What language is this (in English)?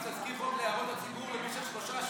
Hebrew